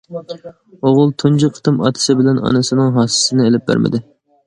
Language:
Uyghur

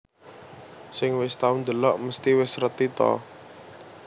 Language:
Javanese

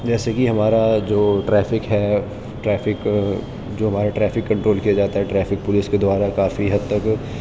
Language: Urdu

